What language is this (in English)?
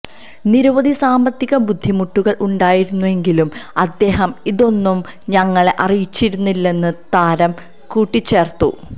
Malayalam